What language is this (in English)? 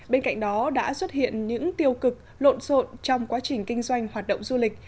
Vietnamese